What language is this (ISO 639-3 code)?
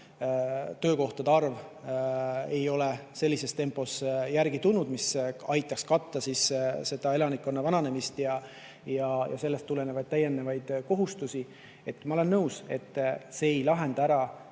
est